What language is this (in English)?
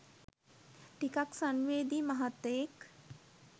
Sinhala